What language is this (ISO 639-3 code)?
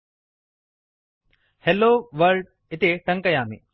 san